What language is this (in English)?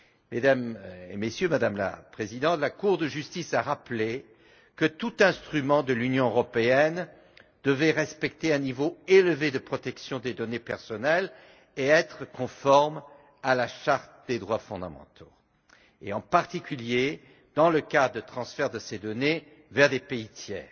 French